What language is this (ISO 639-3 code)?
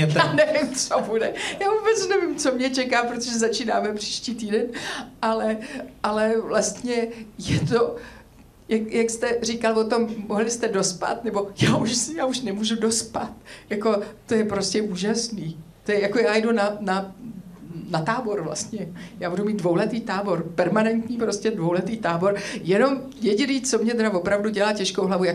ces